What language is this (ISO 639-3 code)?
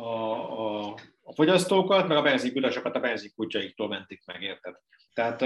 hun